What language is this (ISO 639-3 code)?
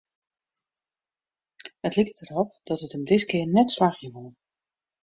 fry